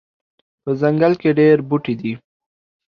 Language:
Pashto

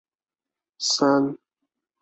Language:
Chinese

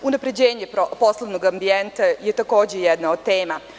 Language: Serbian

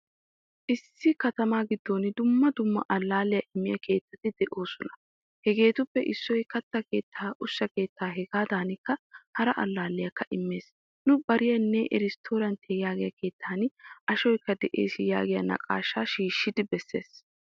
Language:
Wolaytta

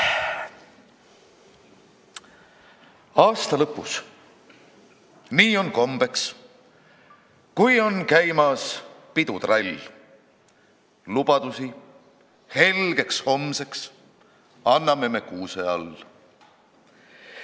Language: Estonian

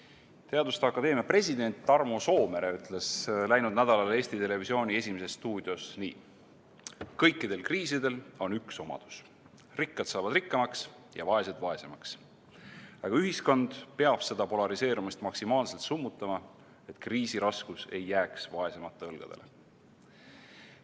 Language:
Estonian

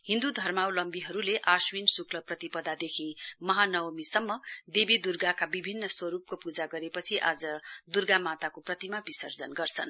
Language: Nepali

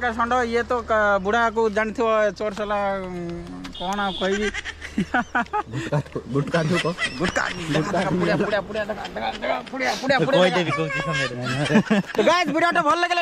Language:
Indonesian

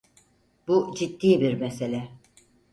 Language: Turkish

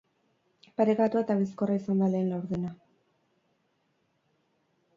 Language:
Basque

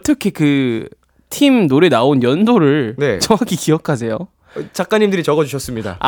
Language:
Korean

